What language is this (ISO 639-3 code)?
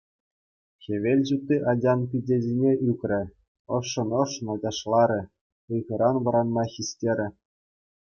chv